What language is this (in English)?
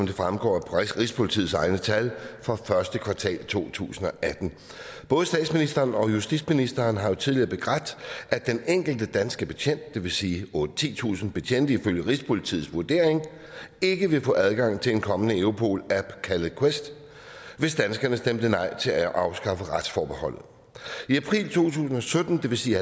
Danish